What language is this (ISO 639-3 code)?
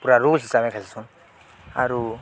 ori